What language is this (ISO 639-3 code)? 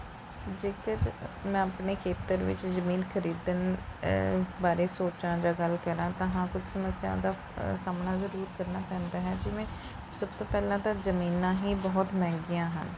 pan